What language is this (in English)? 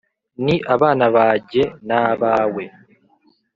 Kinyarwanda